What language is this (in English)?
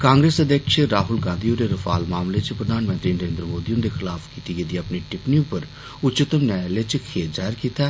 Dogri